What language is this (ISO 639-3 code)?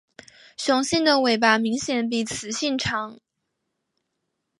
zho